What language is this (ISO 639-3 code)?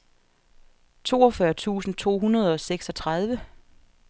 dan